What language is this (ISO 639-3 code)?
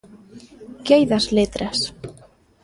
glg